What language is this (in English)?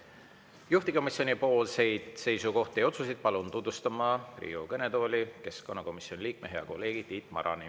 Estonian